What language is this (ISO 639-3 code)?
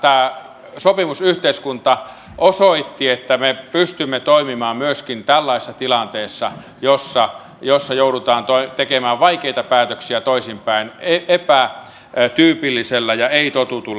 fin